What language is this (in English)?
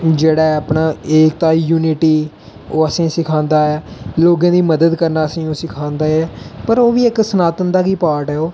Dogri